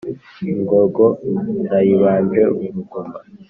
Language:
Kinyarwanda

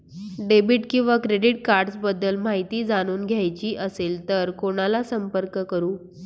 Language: Marathi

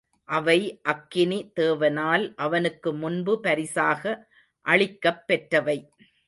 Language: Tamil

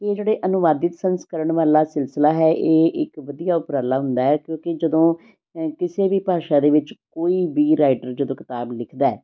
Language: Punjabi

